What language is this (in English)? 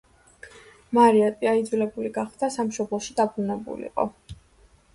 Georgian